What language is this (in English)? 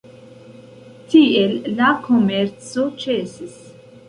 Esperanto